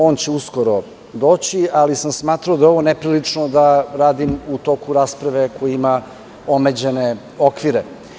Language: Serbian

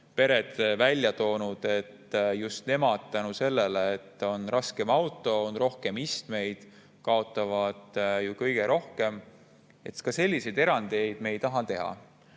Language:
Estonian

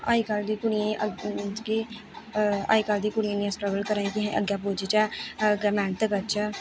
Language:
Dogri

